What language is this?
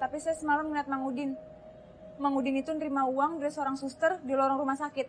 Indonesian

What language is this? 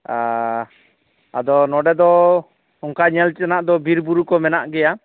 Santali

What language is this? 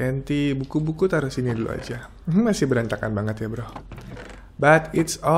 Indonesian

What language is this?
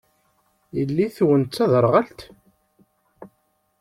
Kabyle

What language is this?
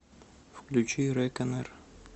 Russian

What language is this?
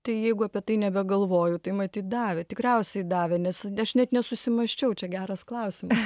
Lithuanian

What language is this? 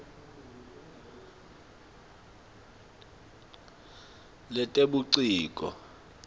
Swati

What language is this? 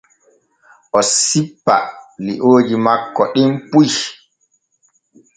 Borgu Fulfulde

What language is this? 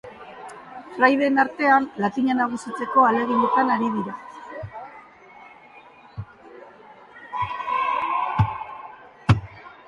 Basque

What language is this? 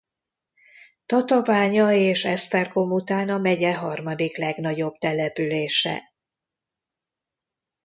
Hungarian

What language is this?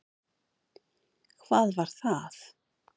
Icelandic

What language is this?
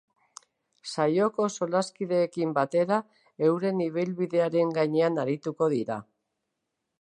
Basque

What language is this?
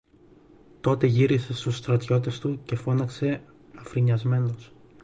Greek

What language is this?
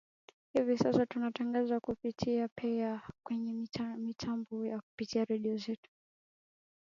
Swahili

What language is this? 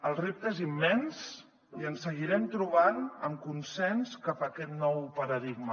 Catalan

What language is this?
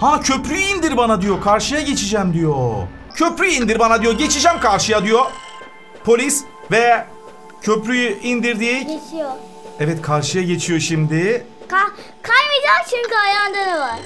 Turkish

